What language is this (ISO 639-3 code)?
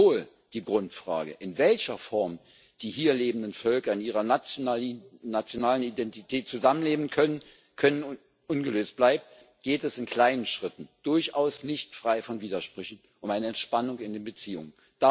deu